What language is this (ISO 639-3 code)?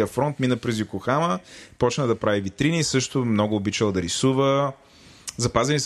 bul